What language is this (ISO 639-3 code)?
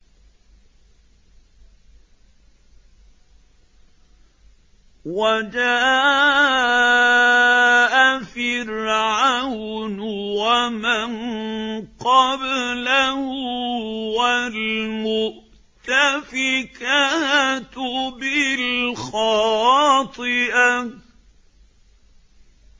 ara